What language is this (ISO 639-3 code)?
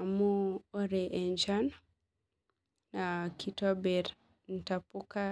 mas